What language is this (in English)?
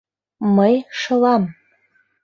Mari